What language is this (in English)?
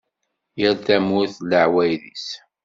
Kabyle